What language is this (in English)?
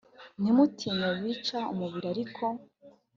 Kinyarwanda